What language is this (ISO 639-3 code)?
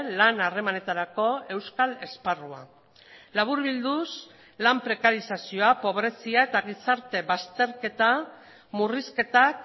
eus